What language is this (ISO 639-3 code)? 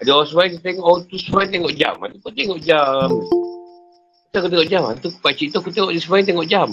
msa